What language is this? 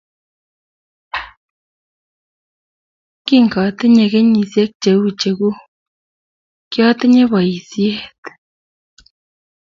Kalenjin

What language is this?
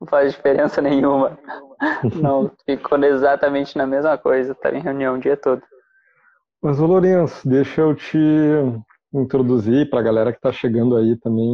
Portuguese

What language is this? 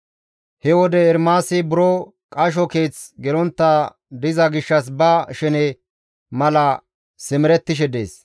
Gamo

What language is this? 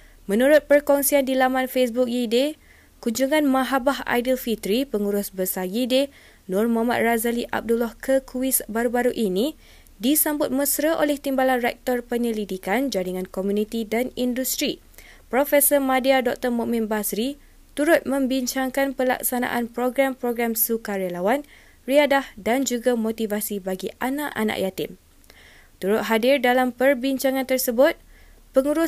Malay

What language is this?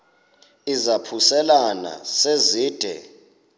Xhosa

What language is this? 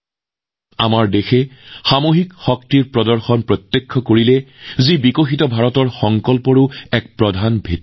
Assamese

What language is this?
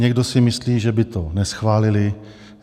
Czech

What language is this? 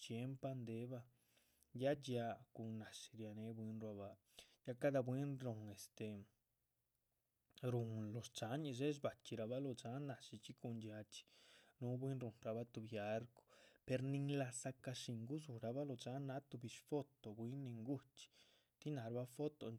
Chichicapan Zapotec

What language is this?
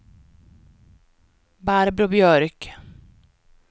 Swedish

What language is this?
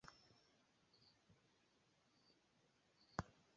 Esperanto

